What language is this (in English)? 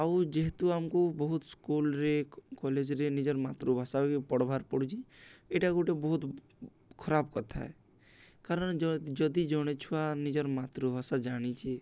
Odia